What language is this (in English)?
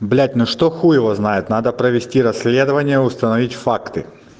Russian